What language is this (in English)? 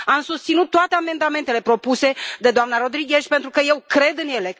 Romanian